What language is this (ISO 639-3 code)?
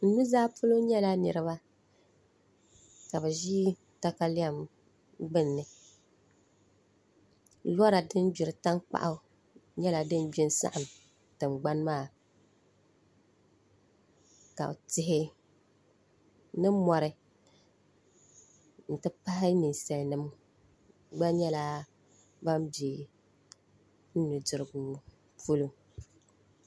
dag